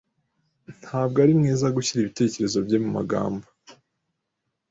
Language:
Kinyarwanda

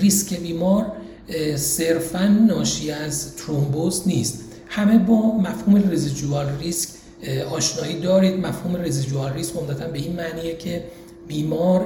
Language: Persian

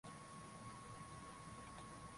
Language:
Swahili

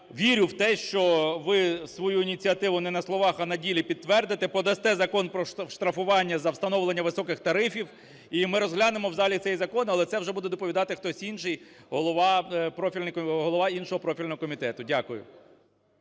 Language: Ukrainian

